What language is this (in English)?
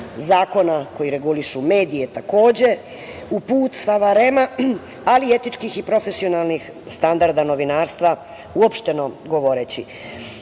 Serbian